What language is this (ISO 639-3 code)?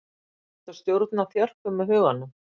isl